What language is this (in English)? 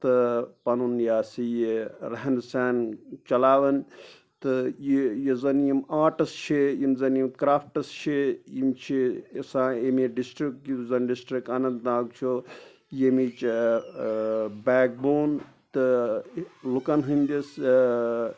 Kashmiri